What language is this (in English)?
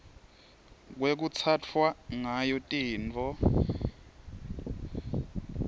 Swati